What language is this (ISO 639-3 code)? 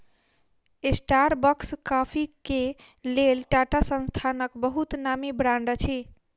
mai